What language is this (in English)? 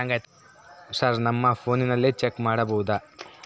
Kannada